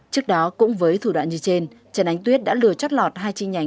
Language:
Vietnamese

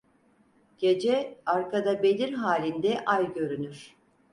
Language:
Turkish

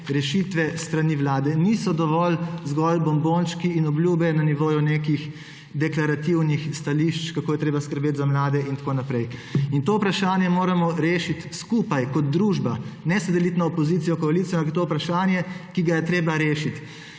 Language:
Slovenian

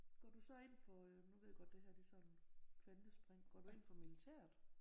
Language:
Danish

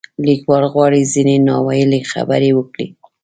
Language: Pashto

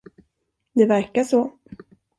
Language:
Swedish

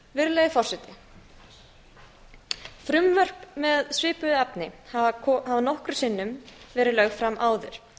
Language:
Icelandic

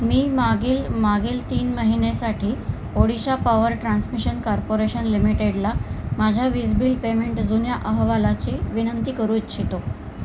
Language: Marathi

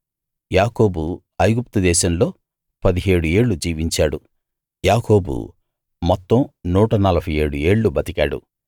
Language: Telugu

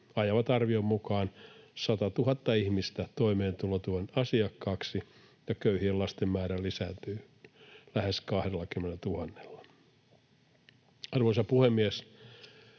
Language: Finnish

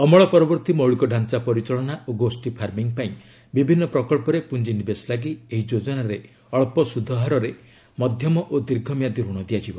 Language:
Odia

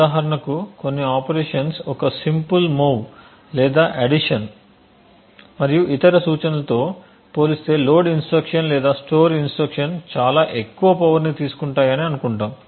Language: Telugu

